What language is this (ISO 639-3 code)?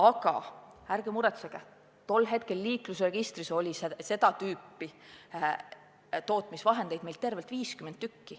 est